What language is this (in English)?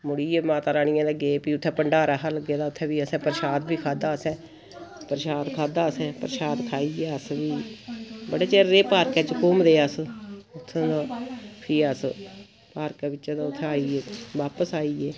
Dogri